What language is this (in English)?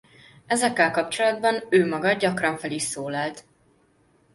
Hungarian